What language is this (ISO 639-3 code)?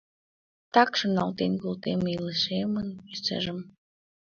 chm